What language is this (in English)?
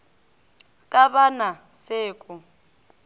Northern Sotho